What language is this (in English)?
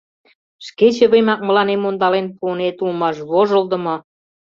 Mari